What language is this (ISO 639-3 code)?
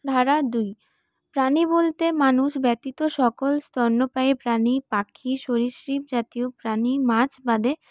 ben